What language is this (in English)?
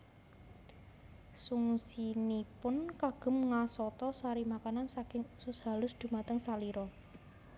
Javanese